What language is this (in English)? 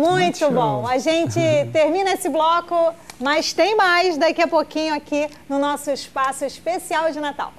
Portuguese